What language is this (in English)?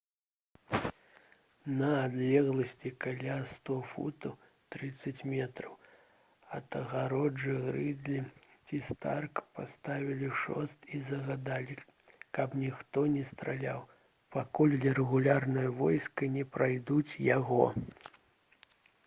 Belarusian